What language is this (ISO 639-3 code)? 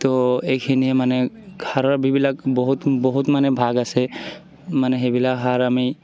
asm